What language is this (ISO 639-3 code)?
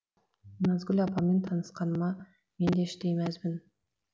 kaz